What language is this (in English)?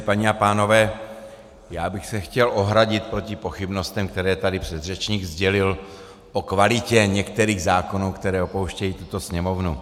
Czech